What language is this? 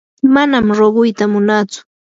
Yanahuanca Pasco Quechua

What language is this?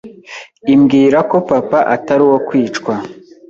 Kinyarwanda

